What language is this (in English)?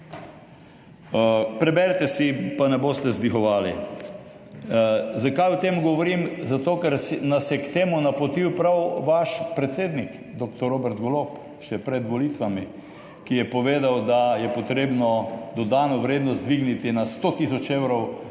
Slovenian